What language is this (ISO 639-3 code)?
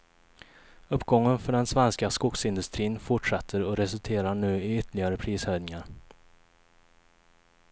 swe